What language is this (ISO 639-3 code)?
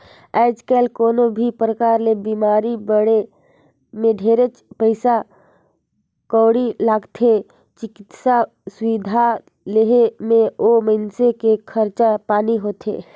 hne